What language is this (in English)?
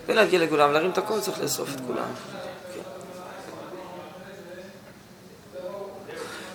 Hebrew